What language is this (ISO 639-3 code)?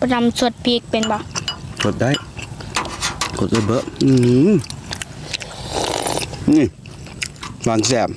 tha